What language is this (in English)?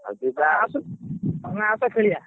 Odia